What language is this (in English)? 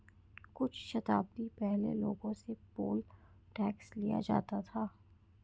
Hindi